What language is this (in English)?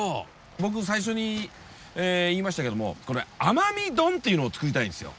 Japanese